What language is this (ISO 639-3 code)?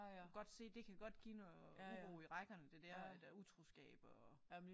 dan